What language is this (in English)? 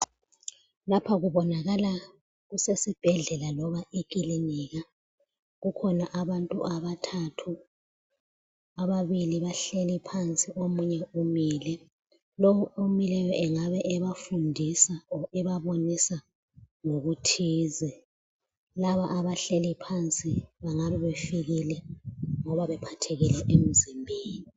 North Ndebele